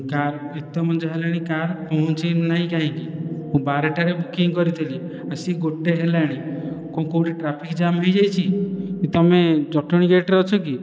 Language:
Odia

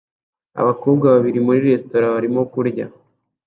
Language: Kinyarwanda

